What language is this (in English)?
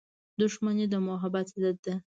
Pashto